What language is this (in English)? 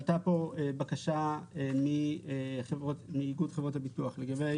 Hebrew